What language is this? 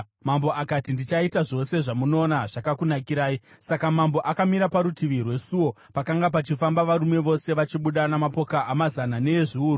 Shona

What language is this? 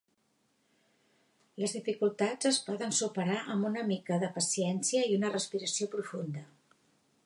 Catalan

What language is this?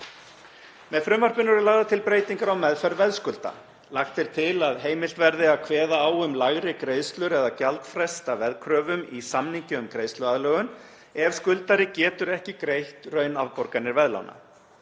Icelandic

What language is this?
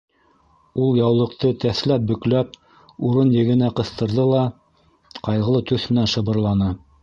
Bashkir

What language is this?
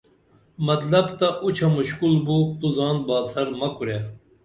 Dameli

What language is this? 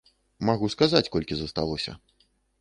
Belarusian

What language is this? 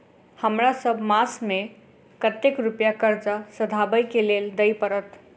Maithili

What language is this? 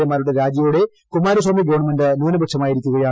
Malayalam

